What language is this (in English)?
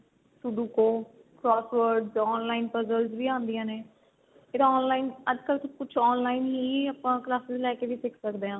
Punjabi